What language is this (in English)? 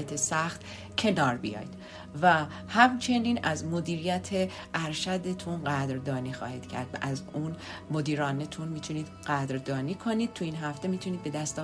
Persian